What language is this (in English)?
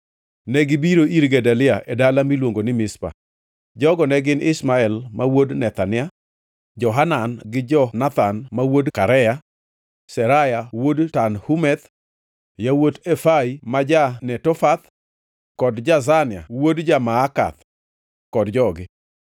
Luo (Kenya and Tanzania)